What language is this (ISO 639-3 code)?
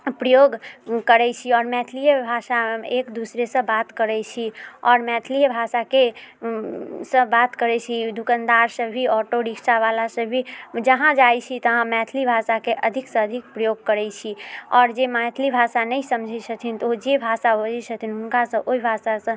mai